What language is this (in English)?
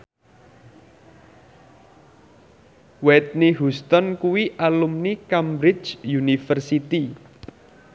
Javanese